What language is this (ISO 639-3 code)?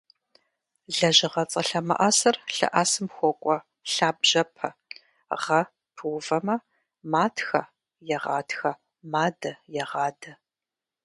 kbd